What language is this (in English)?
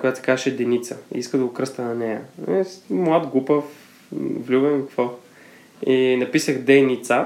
Bulgarian